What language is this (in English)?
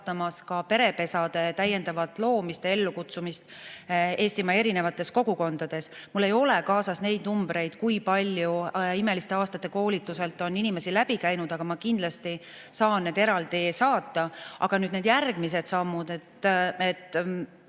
Estonian